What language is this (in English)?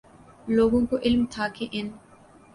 Urdu